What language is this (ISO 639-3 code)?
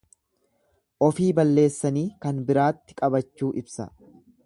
orm